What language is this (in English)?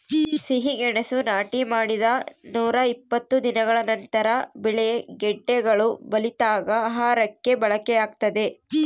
Kannada